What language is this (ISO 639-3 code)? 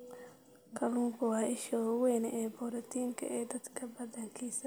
som